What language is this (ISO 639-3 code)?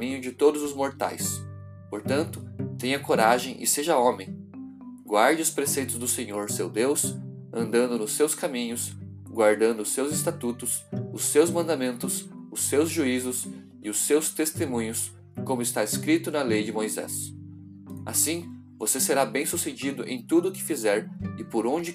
por